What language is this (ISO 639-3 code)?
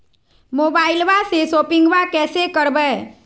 mag